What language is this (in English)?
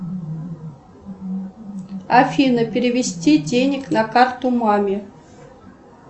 Russian